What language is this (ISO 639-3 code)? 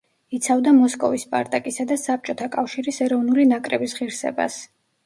kat